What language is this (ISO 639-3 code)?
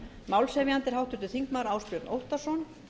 isl